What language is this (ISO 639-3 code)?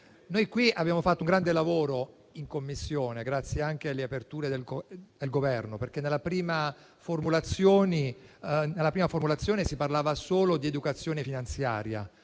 ita